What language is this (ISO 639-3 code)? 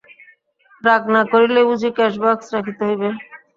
ben